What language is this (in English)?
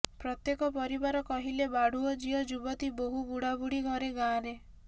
Odia